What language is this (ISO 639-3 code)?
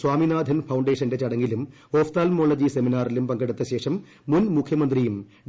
mal